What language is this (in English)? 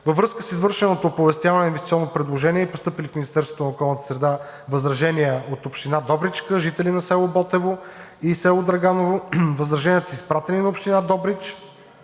Bulgarian